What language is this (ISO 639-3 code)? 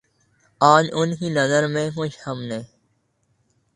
urd